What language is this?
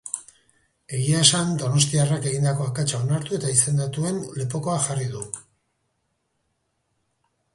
Basque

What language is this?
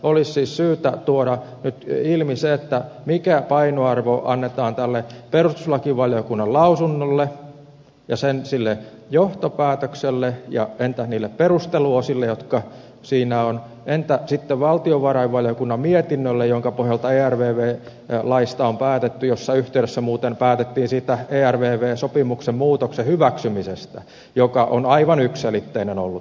Finnish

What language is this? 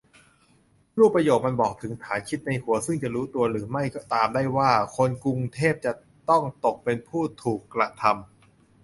Thai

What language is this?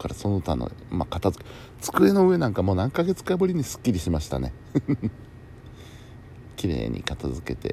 Japanese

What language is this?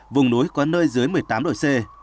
Vietnamese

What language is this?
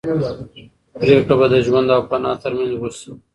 Pashto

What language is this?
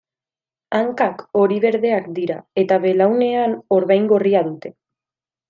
Basque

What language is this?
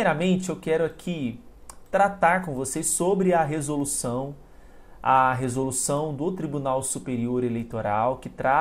Portuguese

